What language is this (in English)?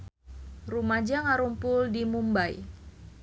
Sundanese